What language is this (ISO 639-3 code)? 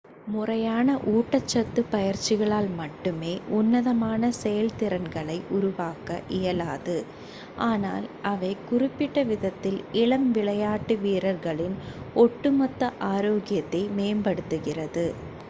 tam